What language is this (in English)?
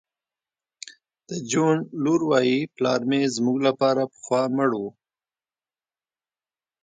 Pashto